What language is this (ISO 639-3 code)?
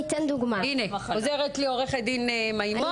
heb